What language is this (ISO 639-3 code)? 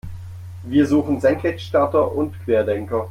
deu